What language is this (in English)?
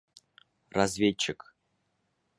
Bashkir